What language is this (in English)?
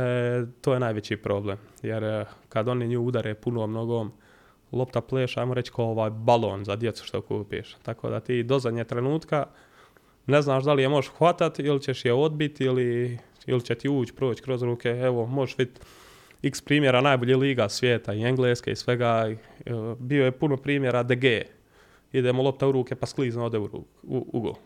Croatian